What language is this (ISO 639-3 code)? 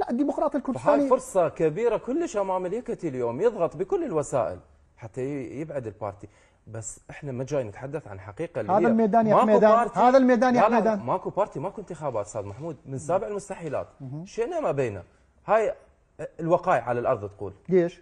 ara